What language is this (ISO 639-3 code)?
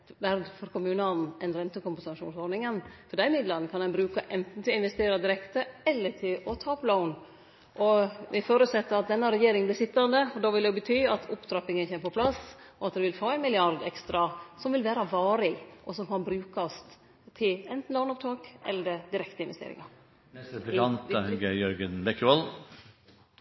nno